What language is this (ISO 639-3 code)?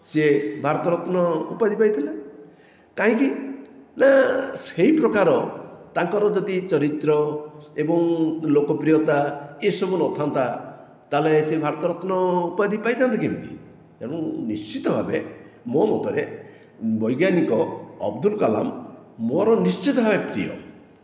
ori